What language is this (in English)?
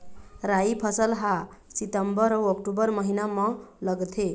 Chhattisgarhi